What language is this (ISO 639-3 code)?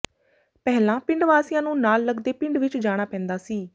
pan